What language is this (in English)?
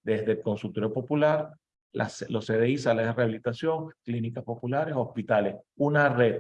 Spanish